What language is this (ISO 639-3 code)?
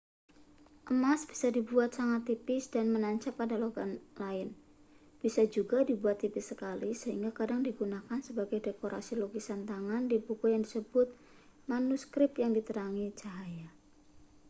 ind